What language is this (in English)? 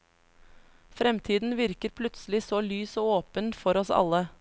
Norwegian